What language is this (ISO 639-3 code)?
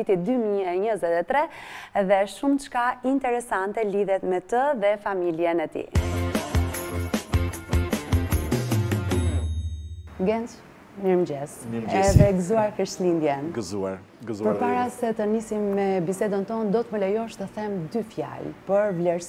ron